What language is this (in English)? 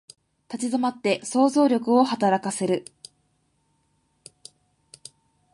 Japanese